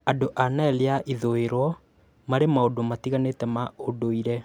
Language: Kikuyu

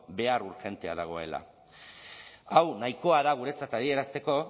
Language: Basque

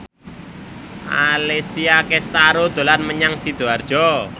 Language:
Javanese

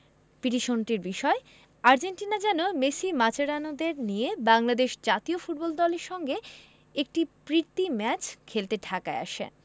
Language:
Bangla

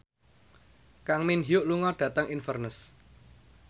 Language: Javanese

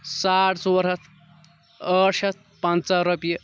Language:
Kashmiri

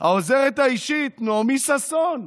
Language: Hebrew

